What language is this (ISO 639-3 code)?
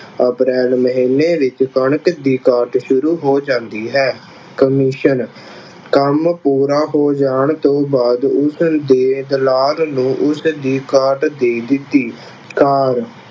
pan